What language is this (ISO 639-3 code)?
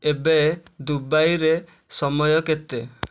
ori